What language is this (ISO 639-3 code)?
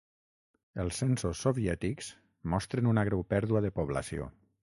cat